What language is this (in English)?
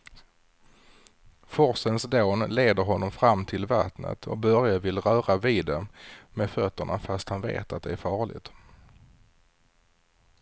Swedish